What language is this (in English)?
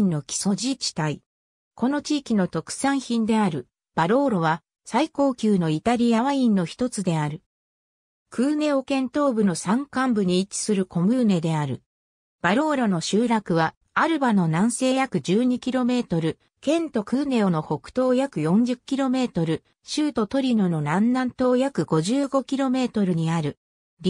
Japanese